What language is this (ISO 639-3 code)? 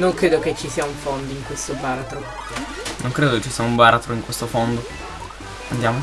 ita